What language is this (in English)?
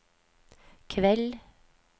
Norwegian